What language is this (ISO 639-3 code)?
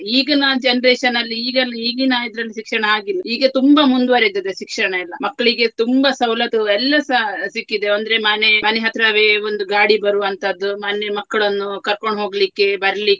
kan